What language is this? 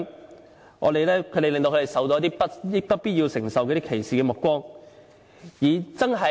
Cantonese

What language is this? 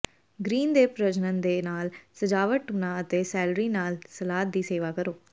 Punjabi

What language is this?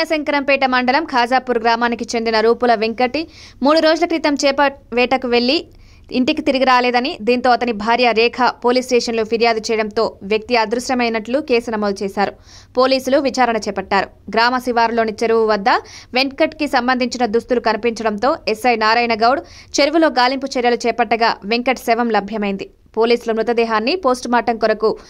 Telugu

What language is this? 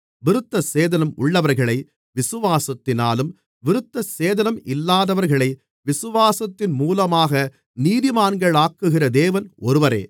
Tamil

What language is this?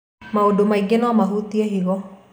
Kikuyu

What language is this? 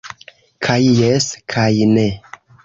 Esperanto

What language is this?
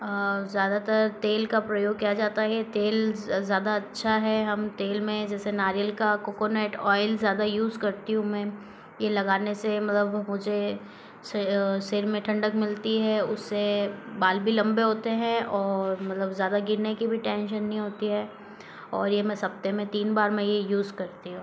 Hindi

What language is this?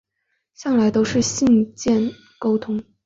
Chinese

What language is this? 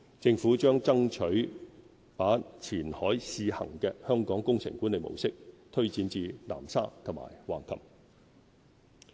Cantonese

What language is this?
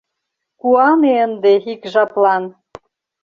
Mari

